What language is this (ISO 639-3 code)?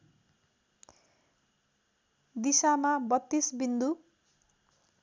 nep